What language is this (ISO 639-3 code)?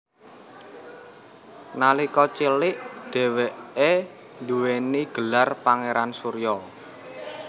jav